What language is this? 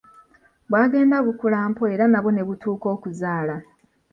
Ganda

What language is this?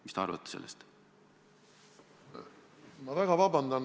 Estonian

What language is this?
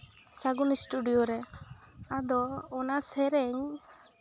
Santali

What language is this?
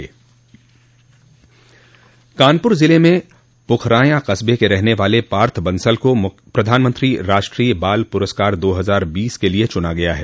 Hindi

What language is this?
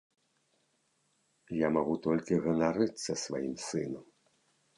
Belarusian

